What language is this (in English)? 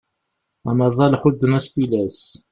Kabyle